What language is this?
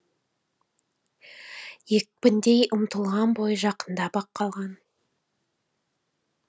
Kazakh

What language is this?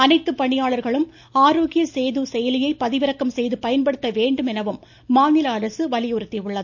Tamil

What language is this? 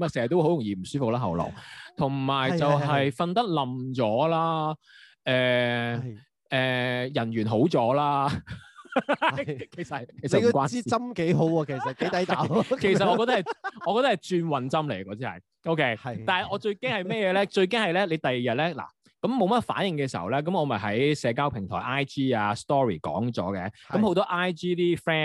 Chinese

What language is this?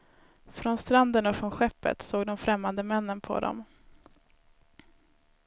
Swedish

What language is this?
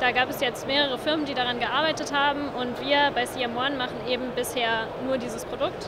German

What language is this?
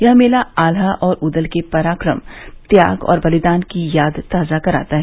Hindi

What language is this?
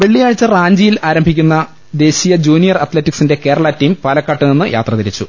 Malayalam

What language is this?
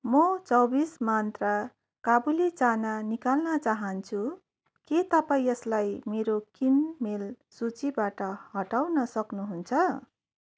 Nepali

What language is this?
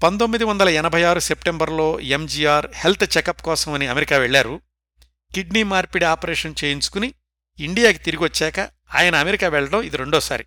Telugu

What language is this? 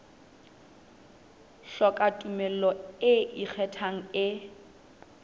Southern Sotho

